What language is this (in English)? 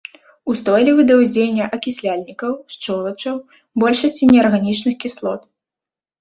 Belarusian